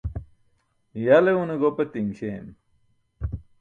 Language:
Burushaski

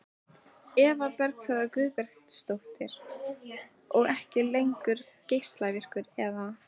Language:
Icelandic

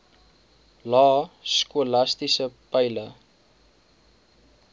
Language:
Afrikaans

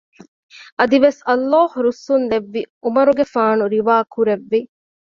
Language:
Divehi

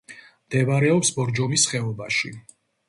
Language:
Georgian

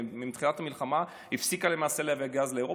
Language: Hebrew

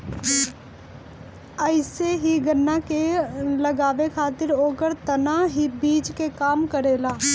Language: Bhojpuri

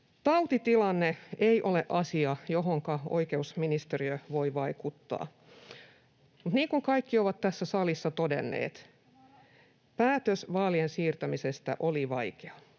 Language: Finnish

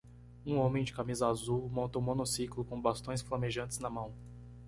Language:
Portuguese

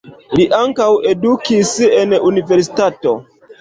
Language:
Esperanto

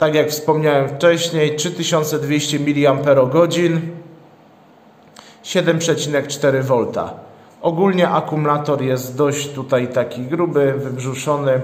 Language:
Polish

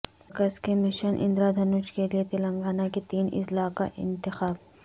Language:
Urdu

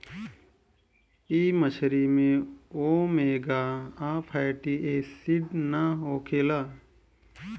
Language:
Bhojpuri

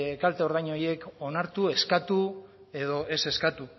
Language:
Basque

